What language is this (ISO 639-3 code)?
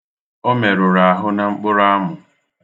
ibo